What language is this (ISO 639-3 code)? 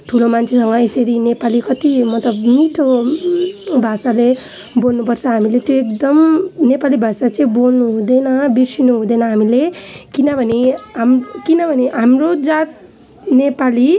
nep